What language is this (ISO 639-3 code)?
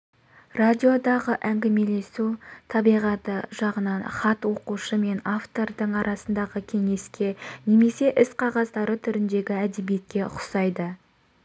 kaz